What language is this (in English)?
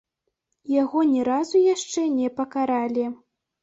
Belarusian